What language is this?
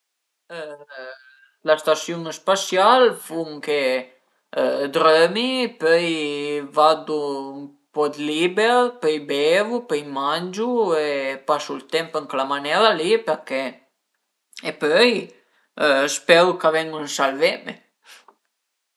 Piedmontese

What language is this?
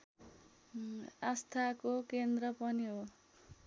Nepali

